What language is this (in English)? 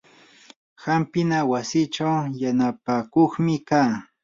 Yanahuanca Pasco Quechua